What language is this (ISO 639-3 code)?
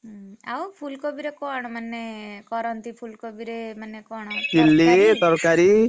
ori